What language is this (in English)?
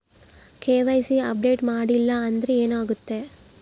Kannada